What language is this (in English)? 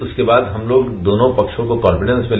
Hindi